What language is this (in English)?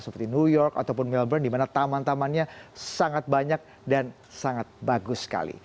Indonesian